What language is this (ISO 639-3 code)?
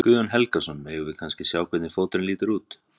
isl